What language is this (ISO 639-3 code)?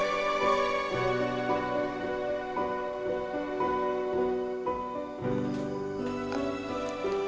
ind